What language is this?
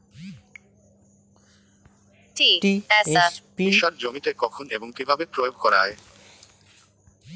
Bangla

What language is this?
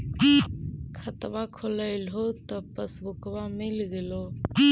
Magahi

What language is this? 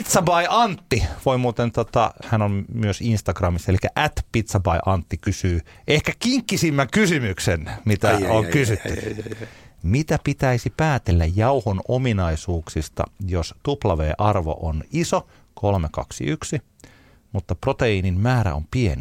Finnish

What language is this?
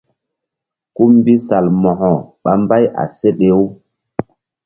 Mbum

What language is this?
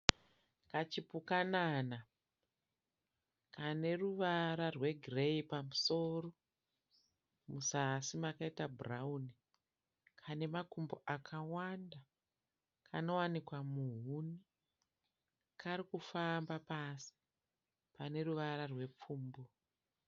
Shona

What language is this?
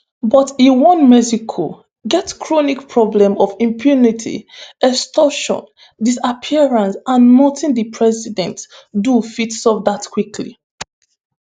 Nigerian Pidgin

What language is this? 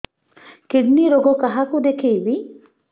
Odia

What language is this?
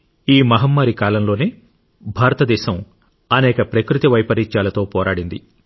Telugu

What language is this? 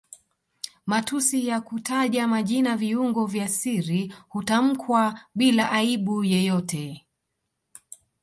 Swahili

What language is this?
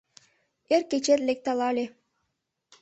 Mari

